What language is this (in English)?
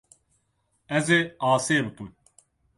Kurdish